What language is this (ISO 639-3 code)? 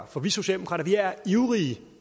dan